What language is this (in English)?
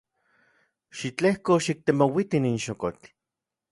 Central Puebla Nahuatl